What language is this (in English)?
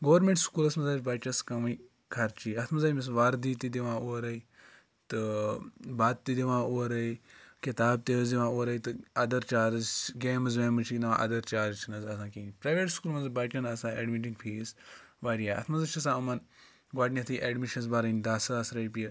Kashmiri